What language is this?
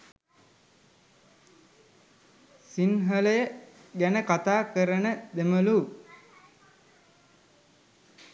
Sinhala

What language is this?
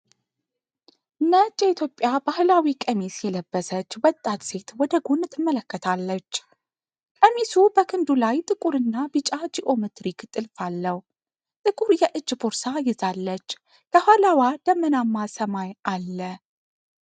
Amharic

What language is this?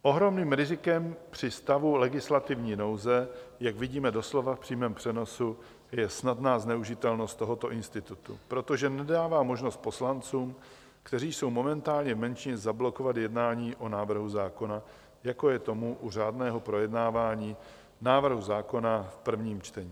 Czech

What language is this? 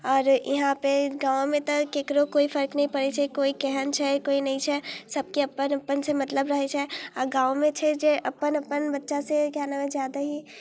Maithili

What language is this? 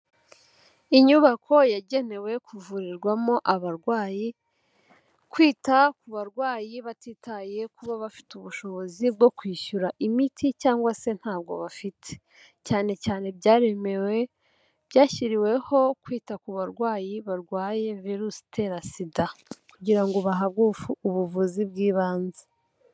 Kinyarwanda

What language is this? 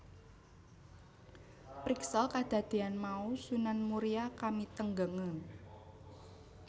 Javanese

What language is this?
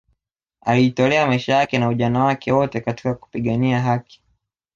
Swahili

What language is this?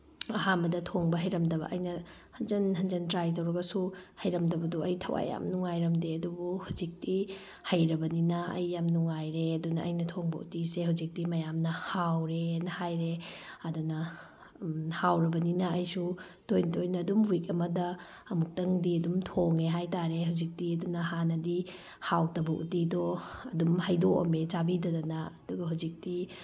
Manipuri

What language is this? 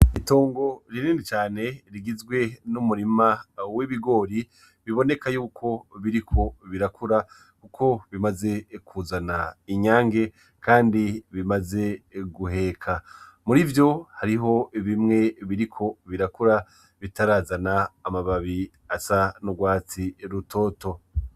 Rundi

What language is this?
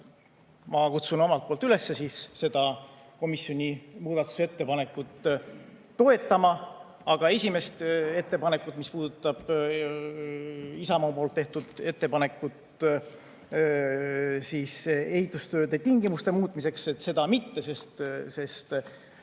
Estonian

